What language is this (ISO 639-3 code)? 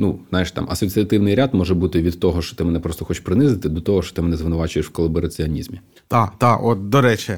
ukr